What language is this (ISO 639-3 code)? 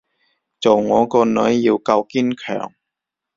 yue